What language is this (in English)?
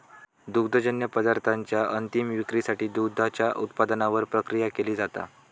Marathi